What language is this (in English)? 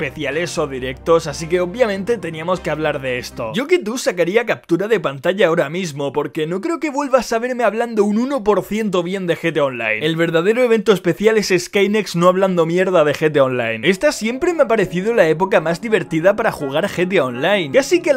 Spanish